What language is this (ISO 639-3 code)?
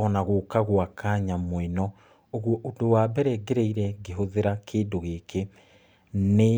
kik